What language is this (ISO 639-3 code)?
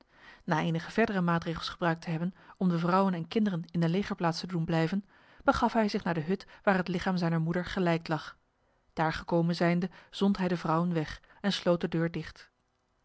nld